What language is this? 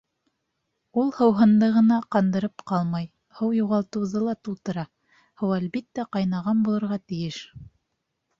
Bashkir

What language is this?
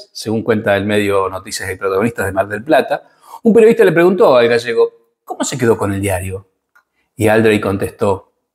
Spanish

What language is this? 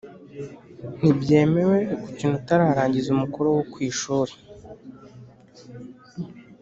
Kinyarwanda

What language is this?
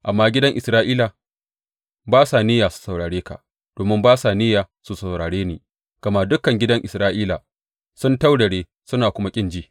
Hausa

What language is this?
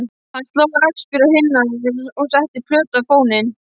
Icelandic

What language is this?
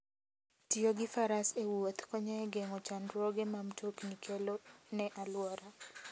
Luo (Kenya and Tanzania)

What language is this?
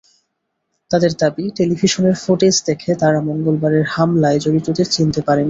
Bangla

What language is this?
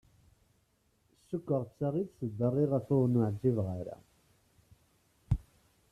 Kabyle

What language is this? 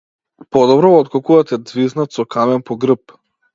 Macedonian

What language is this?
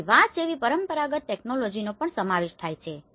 Gujarati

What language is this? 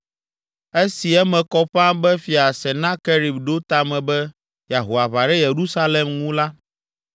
Ewe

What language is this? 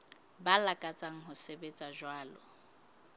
Southern Sotho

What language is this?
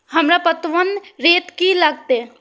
Maithili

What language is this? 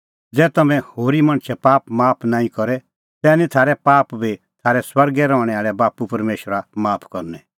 Kullu Pahari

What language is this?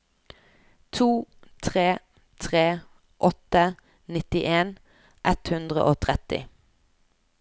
Norwegian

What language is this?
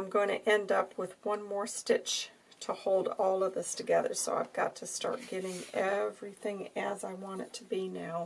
English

